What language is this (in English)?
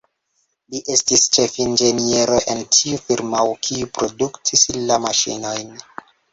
Esperanto